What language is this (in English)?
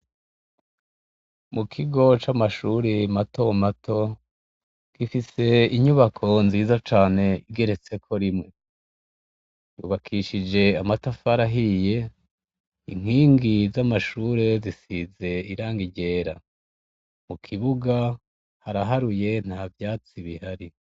Rundi